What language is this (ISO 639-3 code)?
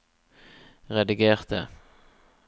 nor